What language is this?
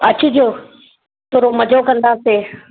Sindhi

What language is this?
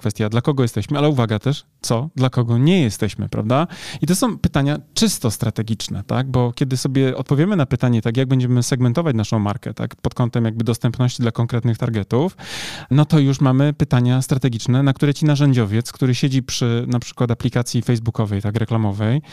Polish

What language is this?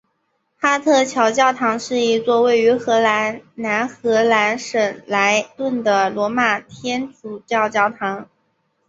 Chinese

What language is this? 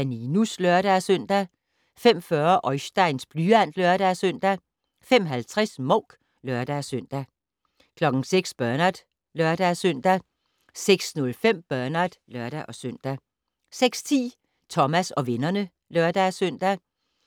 Danish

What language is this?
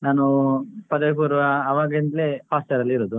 Kannada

